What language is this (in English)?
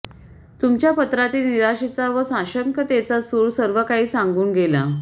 Marathi